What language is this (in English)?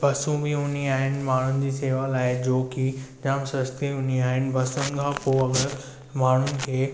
Sindhi